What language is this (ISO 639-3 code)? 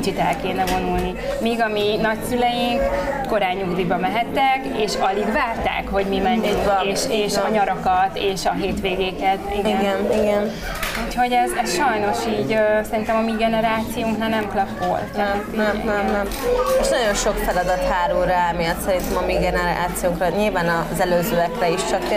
hun